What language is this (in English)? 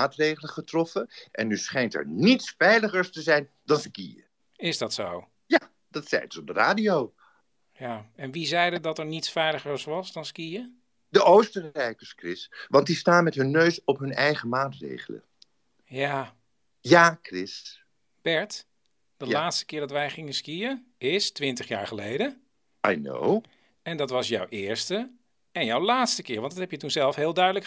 Dutch